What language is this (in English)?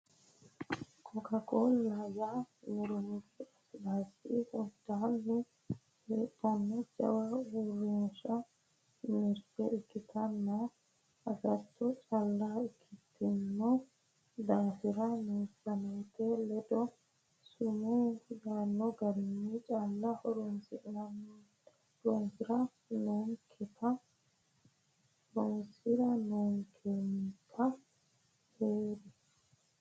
Sidamo